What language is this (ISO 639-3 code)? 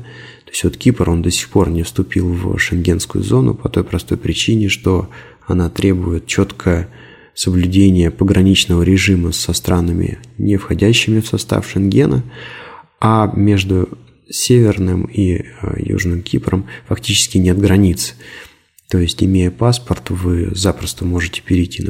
rus